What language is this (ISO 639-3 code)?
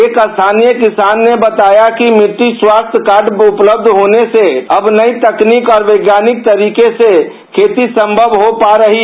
hin